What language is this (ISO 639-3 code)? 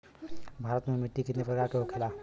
bho